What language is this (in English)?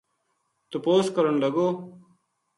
Gujari